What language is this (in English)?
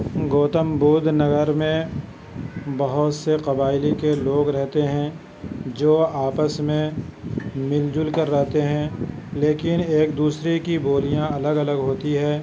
Urdu